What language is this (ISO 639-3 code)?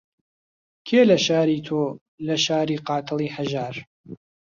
ckb